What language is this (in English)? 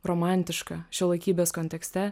Lithuanian